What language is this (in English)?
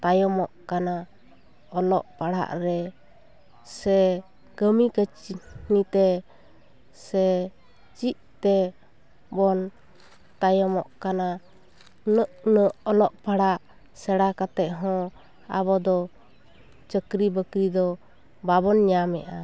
Santali